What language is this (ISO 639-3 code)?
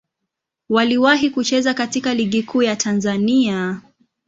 swa